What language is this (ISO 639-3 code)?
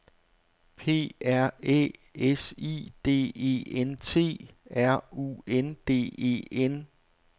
dan